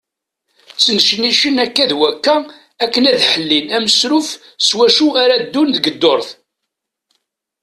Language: Kabyle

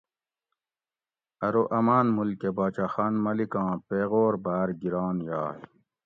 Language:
Gawri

